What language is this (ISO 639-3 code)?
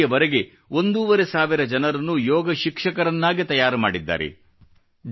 kan